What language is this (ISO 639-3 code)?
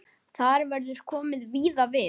isl